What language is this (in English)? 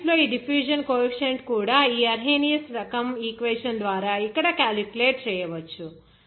Telugu